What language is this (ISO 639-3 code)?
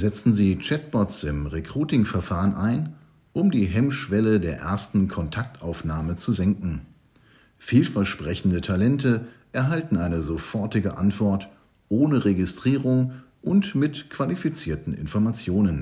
deu